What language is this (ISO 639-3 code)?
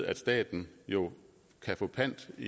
dan